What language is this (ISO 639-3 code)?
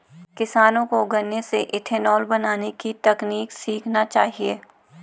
hin